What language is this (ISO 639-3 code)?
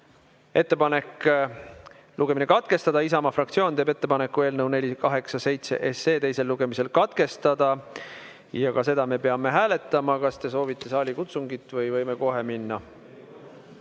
est